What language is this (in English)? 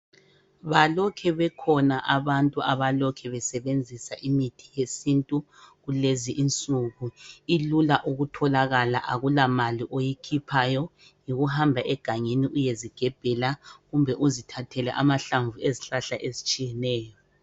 North Ndebele